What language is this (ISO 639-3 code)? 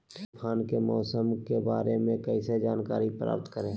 mag